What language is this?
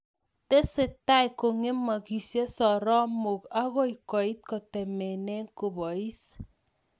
Kalenjin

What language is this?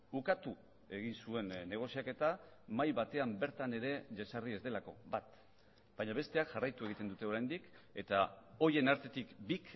Basque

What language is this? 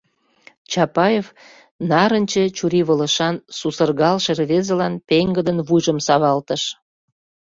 Mari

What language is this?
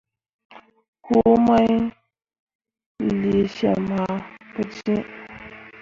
Mundang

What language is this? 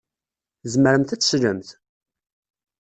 Kabyle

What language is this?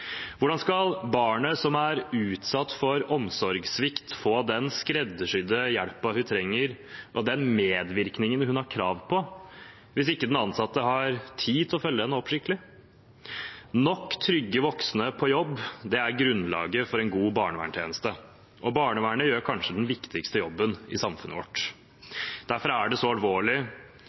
Norwegian Bokmål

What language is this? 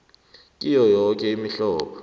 South Ndebele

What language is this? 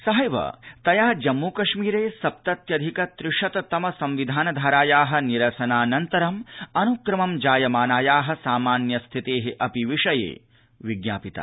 Sanskrit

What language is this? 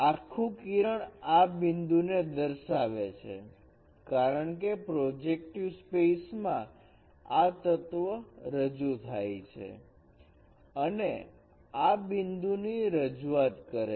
Gujarati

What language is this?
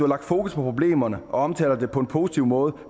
Danish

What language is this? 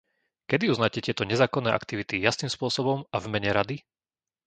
Slovak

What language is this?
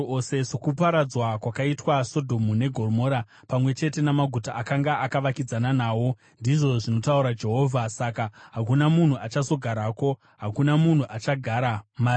Shona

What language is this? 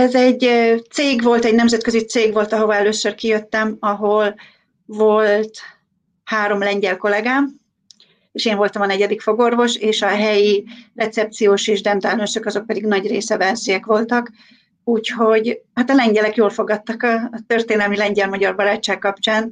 Hungarian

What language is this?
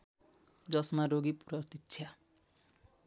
Nepali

